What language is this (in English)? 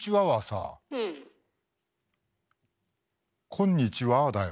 Japanese